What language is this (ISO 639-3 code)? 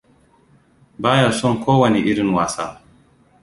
hau